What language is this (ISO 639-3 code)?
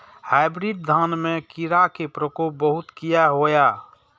mai